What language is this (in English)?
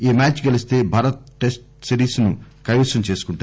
Telugu